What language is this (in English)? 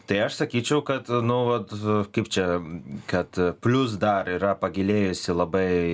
Lithuanian